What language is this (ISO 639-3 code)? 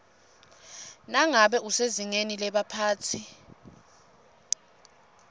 ssw